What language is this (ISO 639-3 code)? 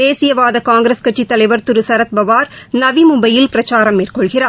tam